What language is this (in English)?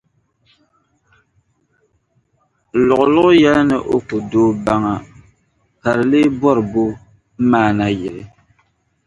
Dagbani